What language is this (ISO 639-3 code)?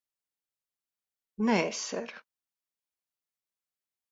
lav